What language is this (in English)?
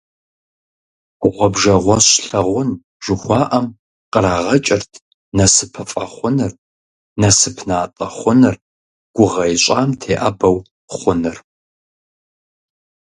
Kabardian